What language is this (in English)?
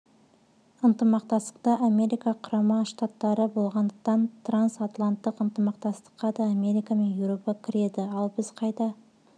Kazakh